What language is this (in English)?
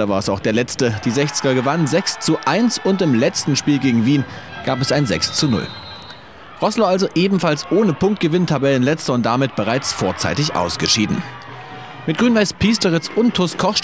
German